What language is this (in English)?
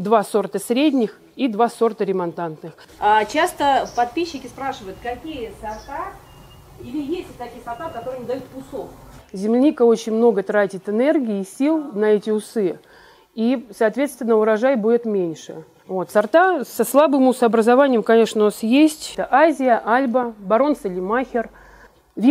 Russian